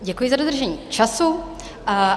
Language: Czech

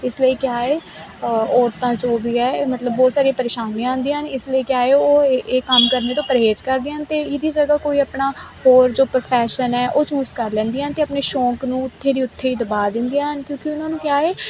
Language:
Punjabi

